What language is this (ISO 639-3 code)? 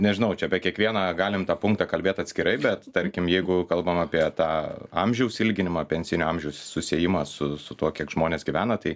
lit